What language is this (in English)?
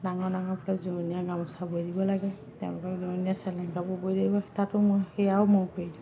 Assamese